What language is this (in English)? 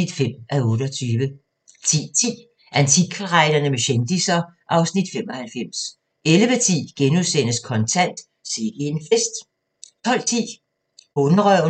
Danish